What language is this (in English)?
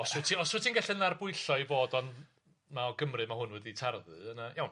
Welsh